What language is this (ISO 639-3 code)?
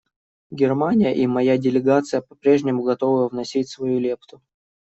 rus